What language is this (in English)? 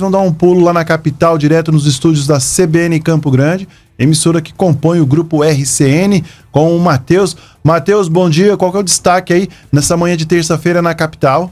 Portuguese